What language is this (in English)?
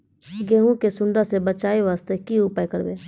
Maithili